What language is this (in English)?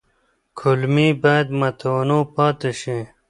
Pashto